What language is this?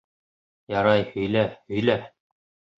Bashkir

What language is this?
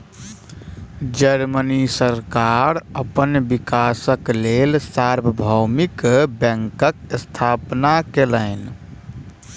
Maithili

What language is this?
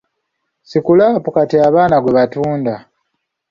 Ganda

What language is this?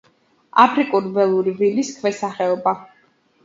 Georgian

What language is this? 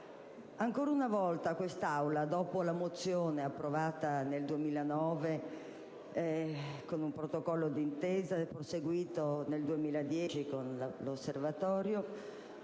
Italian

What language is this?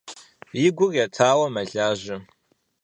Kabardian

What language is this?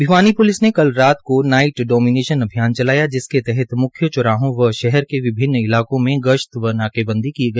Hindi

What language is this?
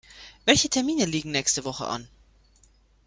German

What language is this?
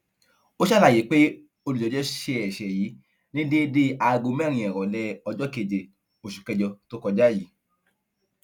Yoruba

